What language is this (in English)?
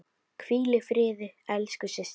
Icelandic